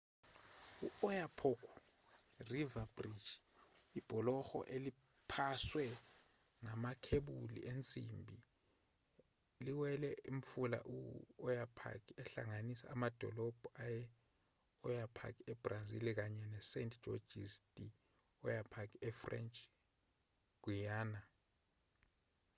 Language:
Zulu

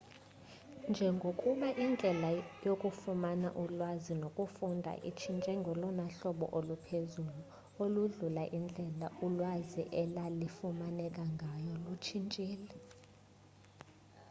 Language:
Xhosa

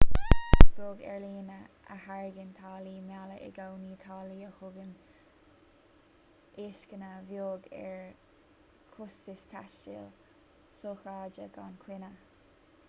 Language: Irish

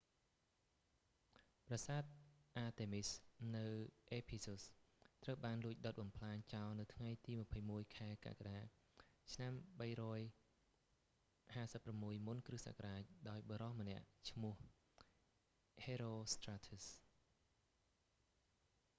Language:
Khmer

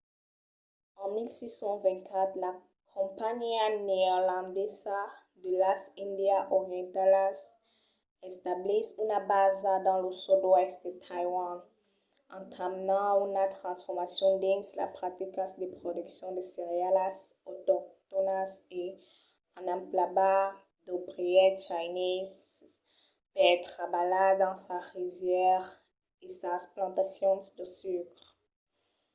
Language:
Occitan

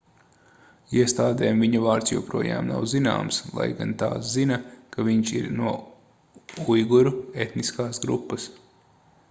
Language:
Latvian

